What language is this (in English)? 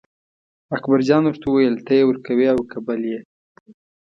Pashto